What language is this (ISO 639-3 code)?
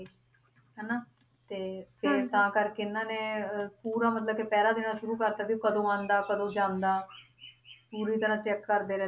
pan